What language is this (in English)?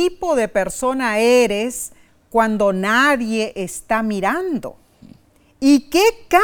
Spanish